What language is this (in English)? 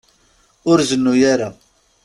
Kabyle